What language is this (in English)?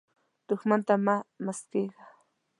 Pashto